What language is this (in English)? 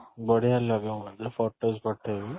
Odia